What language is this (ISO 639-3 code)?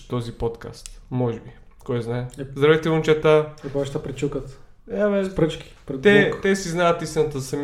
bul